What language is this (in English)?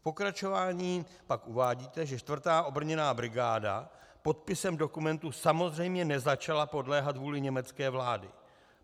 Czech